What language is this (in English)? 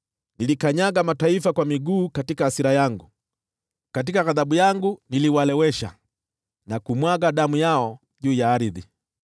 Swahili